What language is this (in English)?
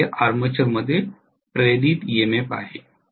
Marathi